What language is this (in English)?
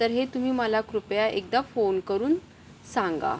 Marathi